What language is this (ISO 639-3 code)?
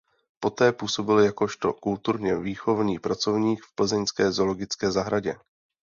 ces